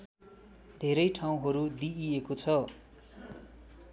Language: Nepali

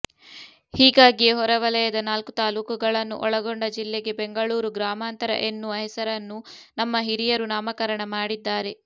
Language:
Kannada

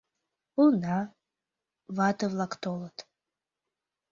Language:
Mari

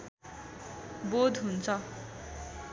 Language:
Nepali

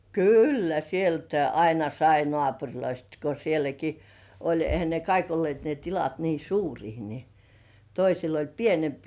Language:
Finnish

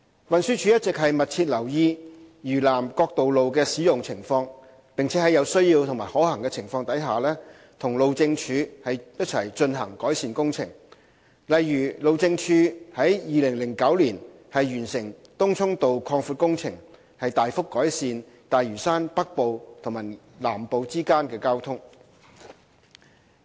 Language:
Cantonese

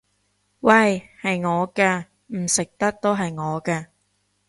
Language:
Cantonese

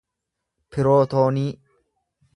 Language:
Oromo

